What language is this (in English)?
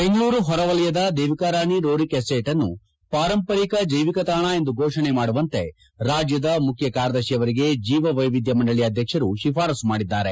Kannada